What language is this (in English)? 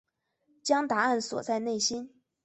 Chinese